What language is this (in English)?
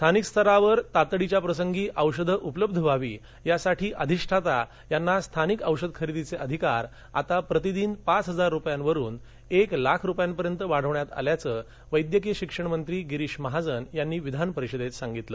Marathi